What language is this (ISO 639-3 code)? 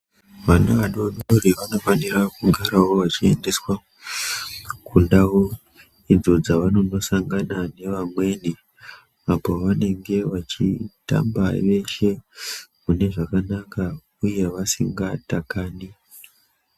ndc